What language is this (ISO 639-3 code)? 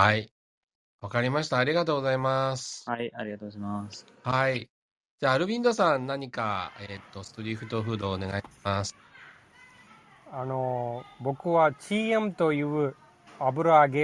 jpn